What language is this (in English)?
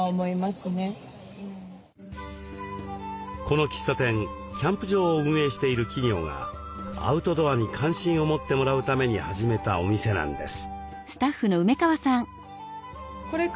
Japanese